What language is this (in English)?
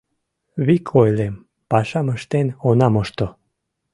Mari